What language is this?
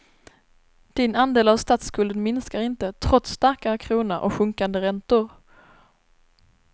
Swedish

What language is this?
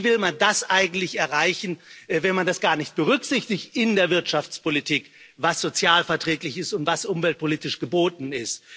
German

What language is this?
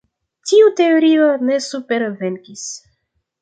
Esperanto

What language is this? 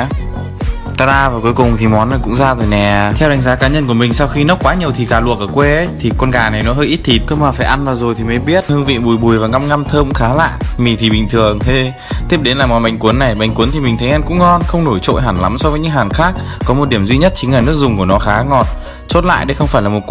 Vietnamese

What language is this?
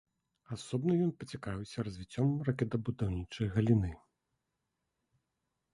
Belarusian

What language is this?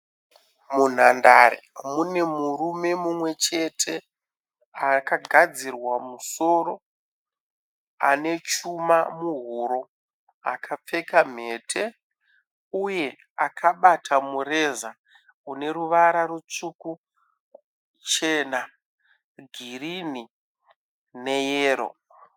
Shona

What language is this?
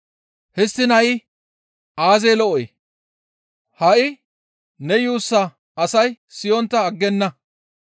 Gamo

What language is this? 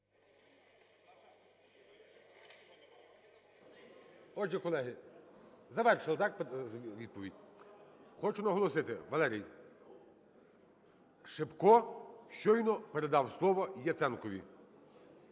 Ukrainian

